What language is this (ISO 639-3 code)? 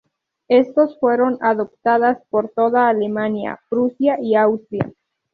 spa